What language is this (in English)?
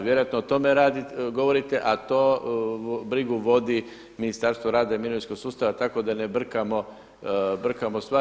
Croatian